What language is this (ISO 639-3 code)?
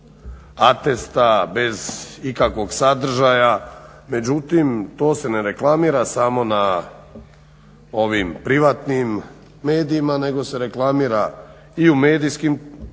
hrv